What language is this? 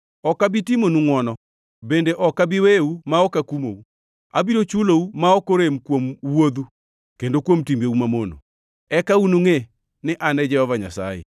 Luo (Kenya and Tanzania)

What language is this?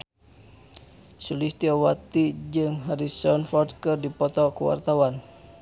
Sundanese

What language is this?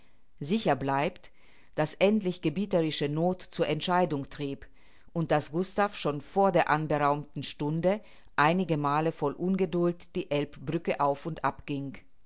German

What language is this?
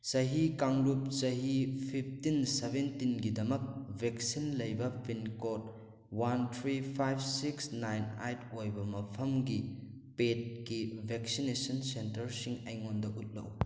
Manipuri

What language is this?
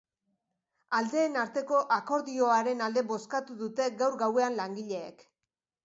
Basque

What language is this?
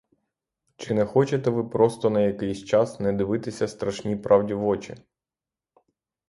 Ukrainian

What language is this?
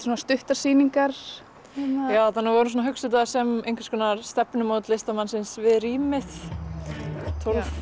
Icelandic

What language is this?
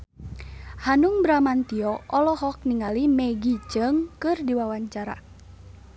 Sundanese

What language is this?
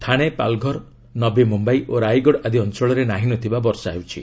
Odia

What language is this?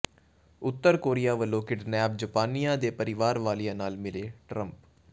Punjabi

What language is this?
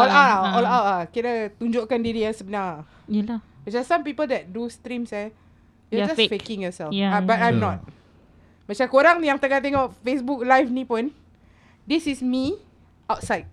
Malay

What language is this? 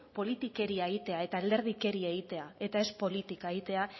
Basque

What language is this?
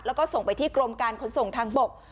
Thai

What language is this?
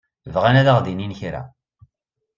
Kabyle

